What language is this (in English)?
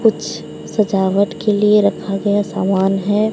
Hindi